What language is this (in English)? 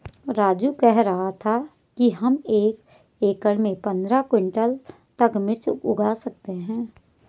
Hindi